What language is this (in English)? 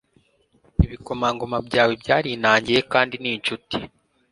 Kinyarwanda